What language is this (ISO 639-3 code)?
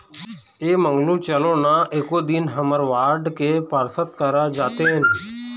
hne